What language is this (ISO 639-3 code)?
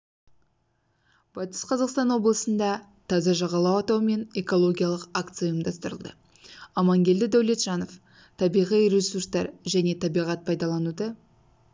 kaz